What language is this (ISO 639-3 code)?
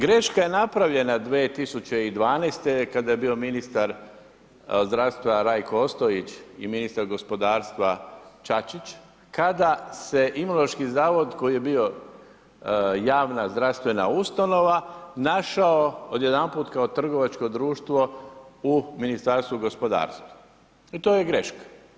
hrv